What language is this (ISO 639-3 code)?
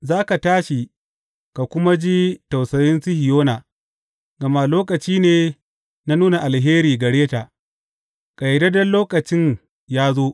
hau